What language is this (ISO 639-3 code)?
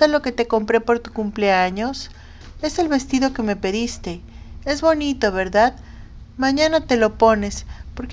spa